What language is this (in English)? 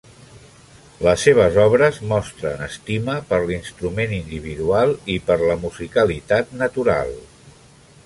Catalan